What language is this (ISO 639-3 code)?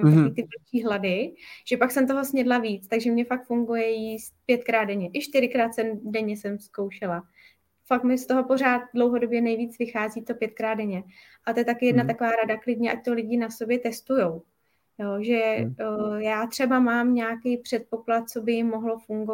ces